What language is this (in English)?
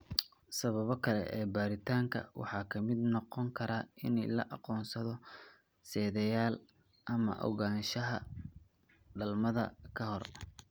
Somali